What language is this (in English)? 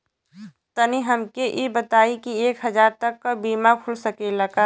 Bhojpuri